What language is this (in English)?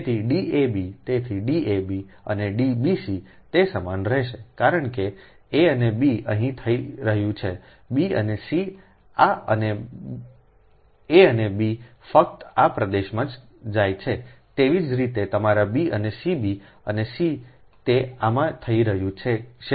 Gujarati